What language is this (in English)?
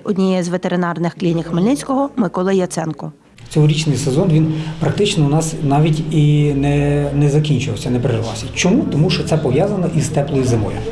Ukrainian